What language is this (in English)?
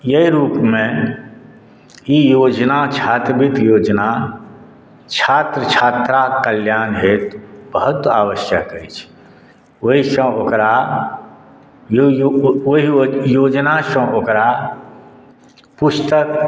Maithili